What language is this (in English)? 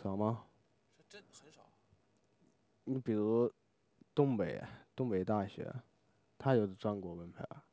Chinese